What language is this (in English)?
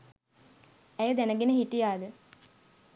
Sinhala